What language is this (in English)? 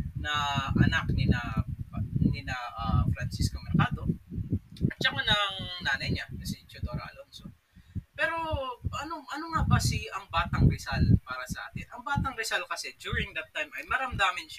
Filipino